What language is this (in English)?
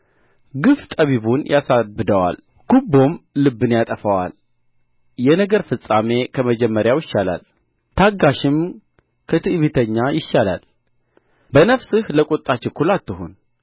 Amharic